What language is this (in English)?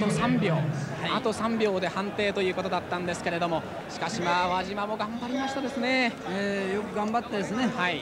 Japanese